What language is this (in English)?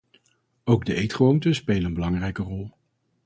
Dutch